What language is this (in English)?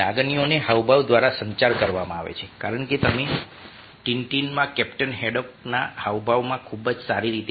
Gujarati